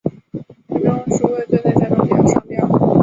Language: Chinese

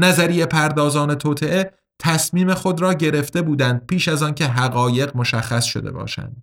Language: Persian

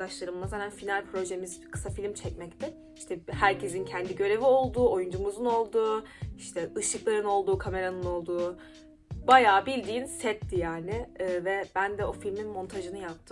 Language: Turkish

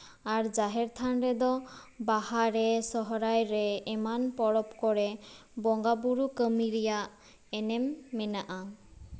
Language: Santali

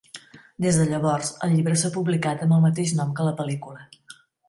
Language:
Catalan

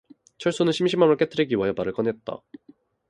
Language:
Korean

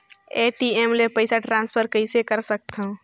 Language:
Chhattisgarhi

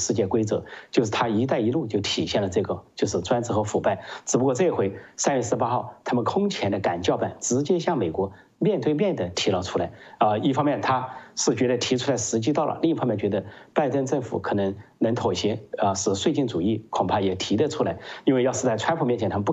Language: Chinese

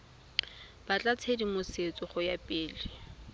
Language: Tswana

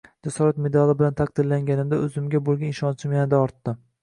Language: Uzbek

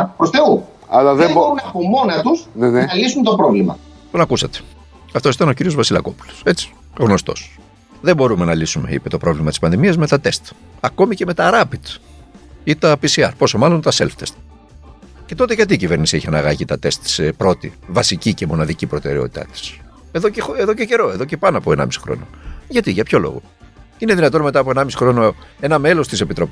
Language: Greek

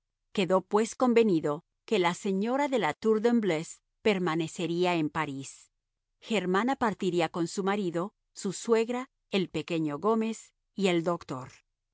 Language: Spanish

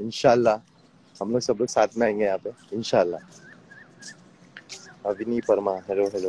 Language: Hindi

